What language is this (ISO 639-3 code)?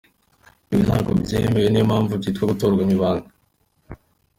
kin